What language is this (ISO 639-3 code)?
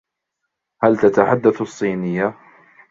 ara